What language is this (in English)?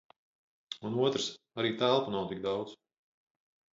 Latvian